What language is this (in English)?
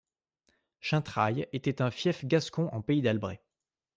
French